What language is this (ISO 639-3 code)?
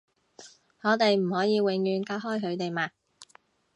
yue